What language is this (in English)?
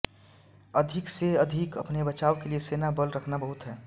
Hindi